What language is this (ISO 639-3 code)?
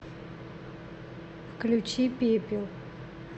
rus